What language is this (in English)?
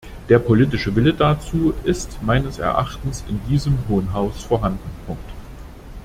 German